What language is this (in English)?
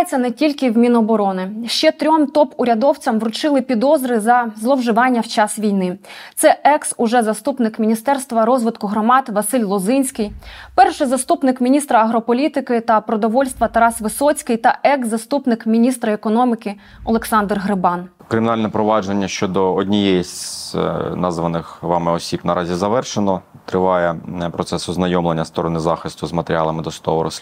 Ukrainian